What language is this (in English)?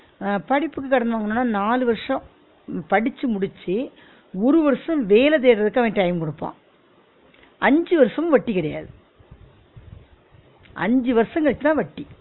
Tamil